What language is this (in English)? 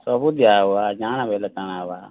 Odia